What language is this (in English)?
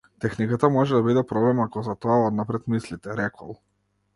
Macedonian